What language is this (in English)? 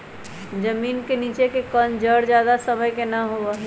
Magahi